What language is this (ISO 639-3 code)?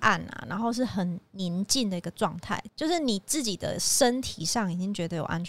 zho